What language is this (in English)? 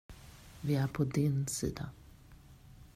Swedish